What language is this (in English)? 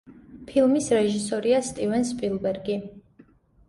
Georgian